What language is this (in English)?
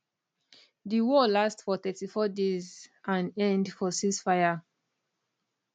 Nigerian Pidgin